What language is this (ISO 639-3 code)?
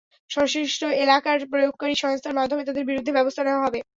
ben